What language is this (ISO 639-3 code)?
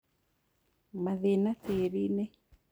kik